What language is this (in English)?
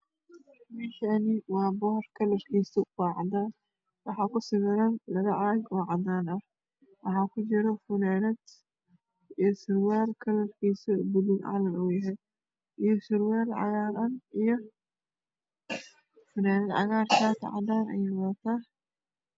Somali